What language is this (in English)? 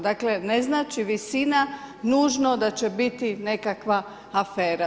Croatian